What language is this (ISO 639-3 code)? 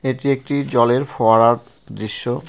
ben